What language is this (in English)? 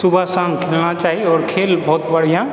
Maithili